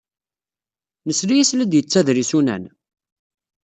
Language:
Kabyle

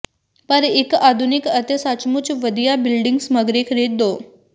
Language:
Punjabi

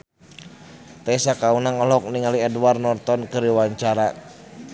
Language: Sundanese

